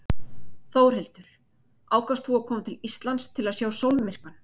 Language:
Icelandic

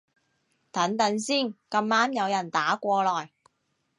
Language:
Cantonese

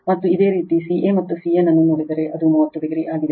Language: Kannada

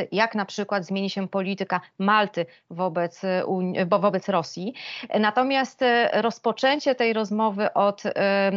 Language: Polish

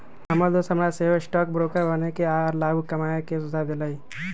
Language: Magahi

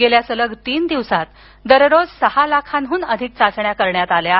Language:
Marathi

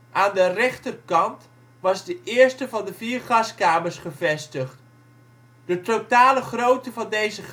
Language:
Dutch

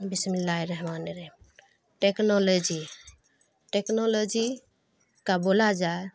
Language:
Urdu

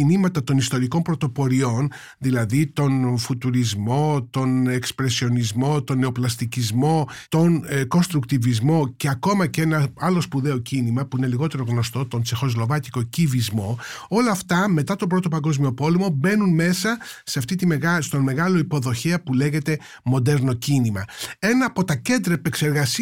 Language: Greek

